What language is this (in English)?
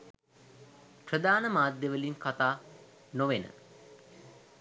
Sinhala